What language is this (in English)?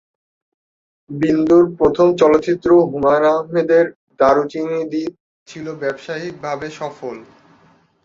Bangla